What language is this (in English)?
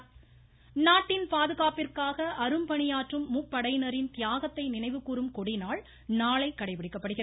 Tamil